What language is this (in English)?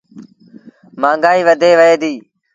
Sindhi Bhil